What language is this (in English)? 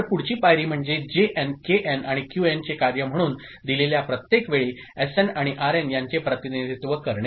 Marathi